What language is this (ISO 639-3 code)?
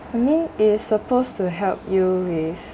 eng